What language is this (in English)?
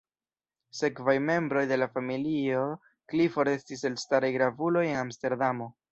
Esperanto